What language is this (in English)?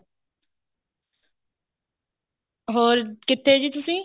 Punjabi